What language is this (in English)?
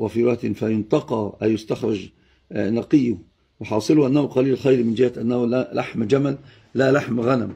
Arabic